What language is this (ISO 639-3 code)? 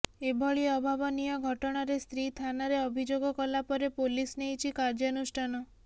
ori